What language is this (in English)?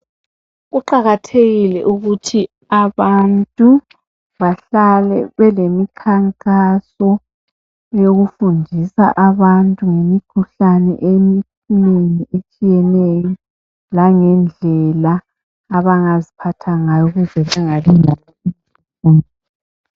North Ndebele